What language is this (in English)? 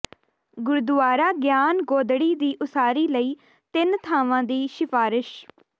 Punjabi